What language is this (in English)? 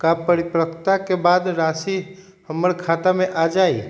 Magahi